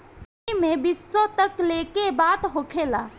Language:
Bhojpuri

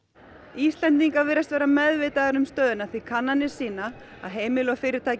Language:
Icelandic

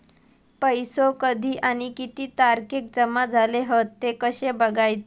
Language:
Marathi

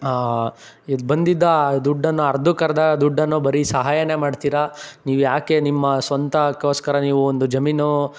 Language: Kannada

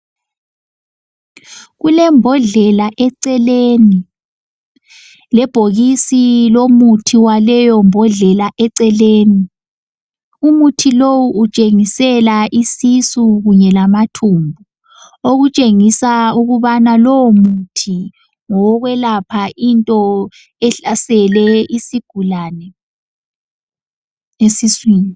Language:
North Ndebele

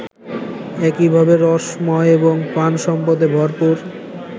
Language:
Bangla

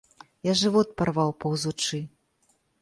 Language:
Belarusian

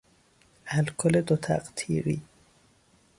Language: Persian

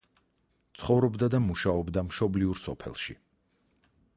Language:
Georgian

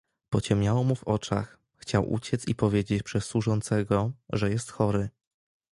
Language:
Polish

